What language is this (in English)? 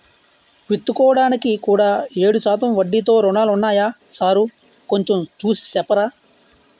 Telugu